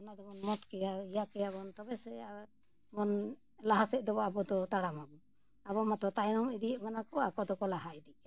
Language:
Santali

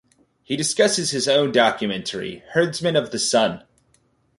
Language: English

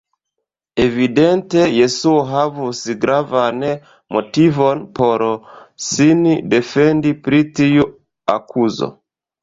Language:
Esperanto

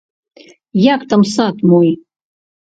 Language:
Belarusian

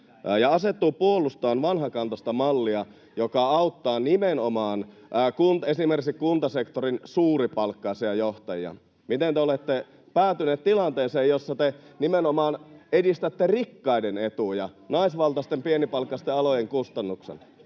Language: Finnish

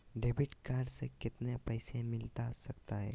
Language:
Magahi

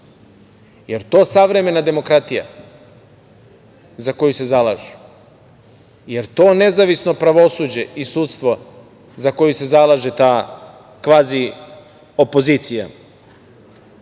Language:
Serbian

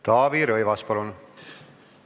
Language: Estonian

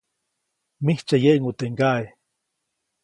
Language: Copainalá Zoque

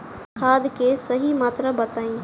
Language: Bhojpuri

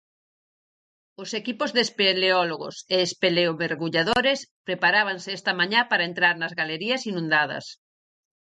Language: Galician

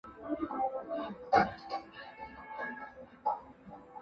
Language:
Chinese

